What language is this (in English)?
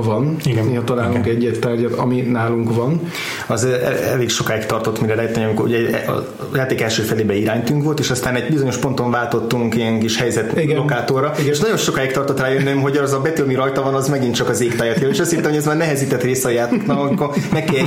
Hungarian